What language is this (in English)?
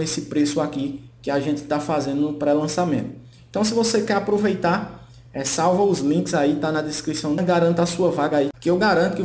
Portuguese